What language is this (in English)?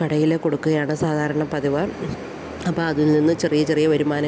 Malayalam